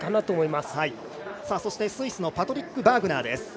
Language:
Japanese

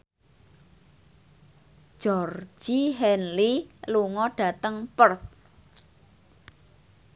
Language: Javanese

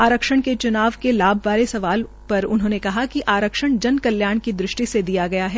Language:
Hindi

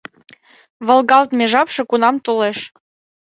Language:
Mari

